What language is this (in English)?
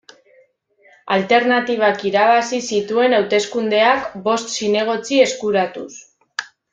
Basque